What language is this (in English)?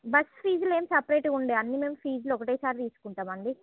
Telugu